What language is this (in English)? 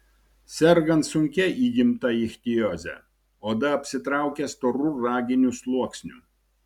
Lithuanian